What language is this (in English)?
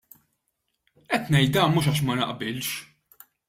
Maltese